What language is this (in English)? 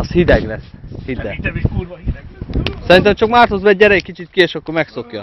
Hungarian